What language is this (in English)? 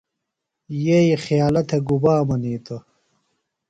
Phalura